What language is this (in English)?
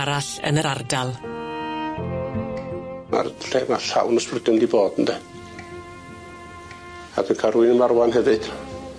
Welsh